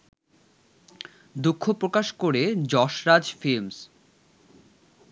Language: Bangla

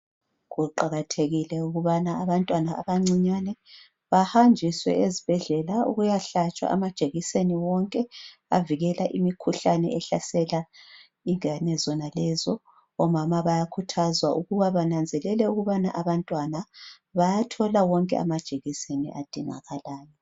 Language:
North Ndebele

